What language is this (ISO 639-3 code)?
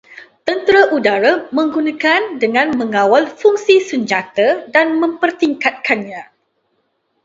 msa